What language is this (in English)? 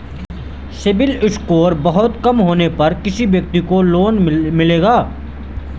Hindi